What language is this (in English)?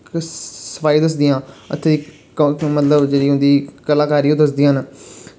Dogri